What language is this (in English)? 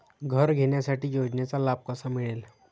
Marathi